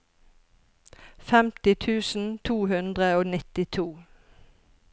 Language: Norwegian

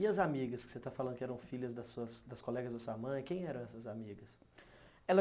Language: Portuguese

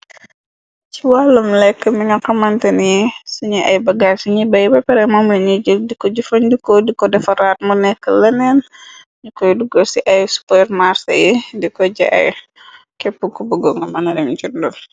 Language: Wolof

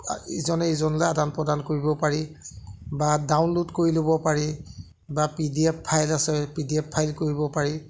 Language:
Assamese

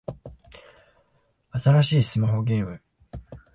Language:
Japanese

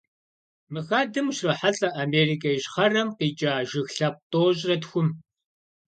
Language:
Kabardian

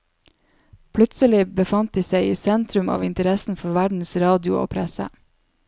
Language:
Norwegian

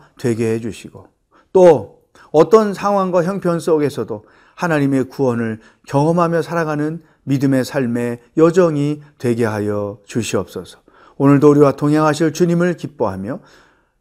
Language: Korean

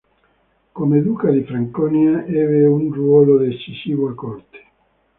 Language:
Italian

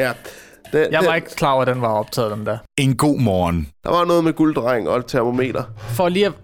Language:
Danish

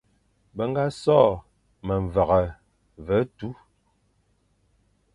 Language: Fang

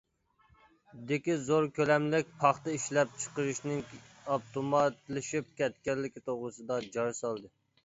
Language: Uyghur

